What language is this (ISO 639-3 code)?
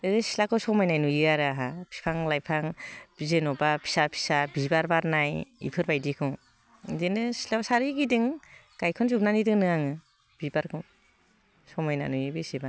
brx